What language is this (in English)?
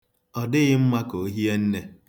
Igbo